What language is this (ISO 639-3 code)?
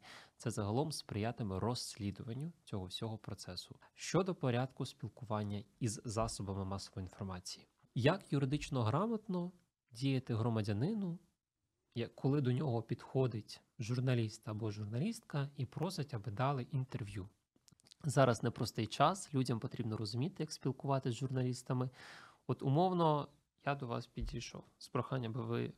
ukr